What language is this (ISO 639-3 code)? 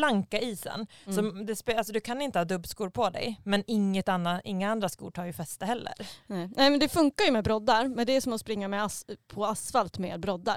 swe